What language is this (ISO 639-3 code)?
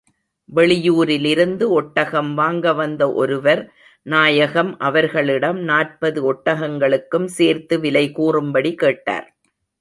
tam